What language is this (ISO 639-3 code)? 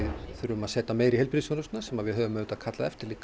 isl